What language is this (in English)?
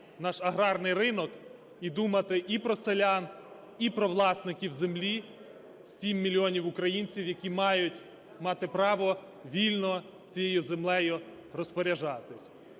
Ukrainian